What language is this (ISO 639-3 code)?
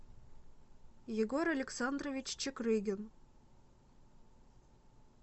rus